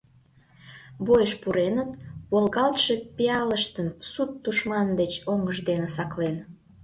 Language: Mari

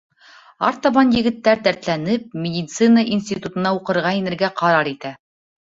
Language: Bashkir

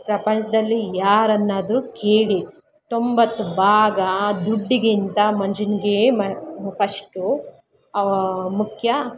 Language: Kannada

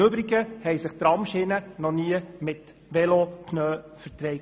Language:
Swiss German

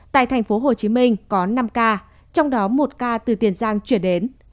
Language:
Vietnamese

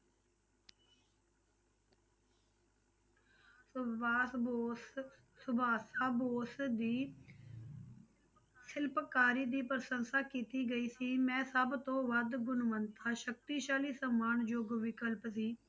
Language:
Punjabi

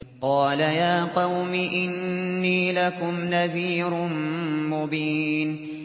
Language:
Arabic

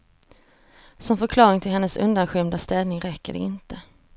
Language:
Swedish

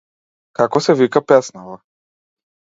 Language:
Macedonian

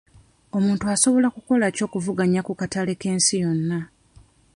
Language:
Ganda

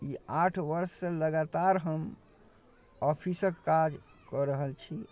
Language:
Maithili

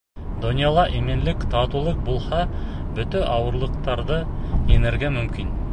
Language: Bashkir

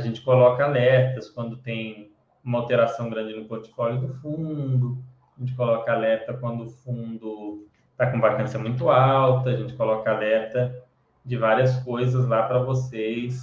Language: Portuguese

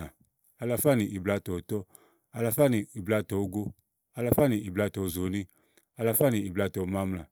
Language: Igo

